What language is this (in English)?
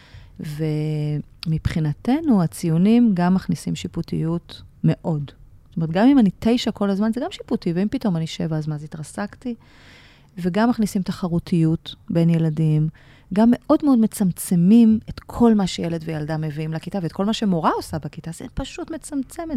Hebrew